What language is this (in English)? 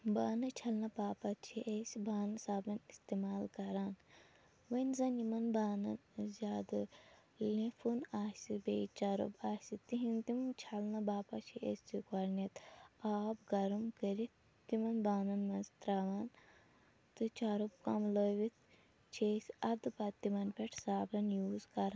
Kashmiri